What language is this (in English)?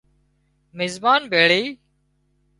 Wadiyara Koli